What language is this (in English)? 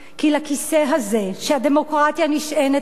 Hebrew